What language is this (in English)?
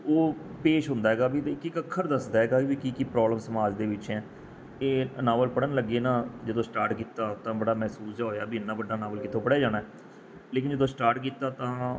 Punjabi